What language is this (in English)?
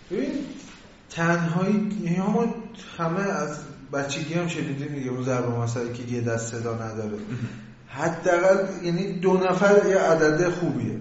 Persian